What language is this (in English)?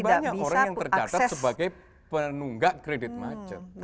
Indonesian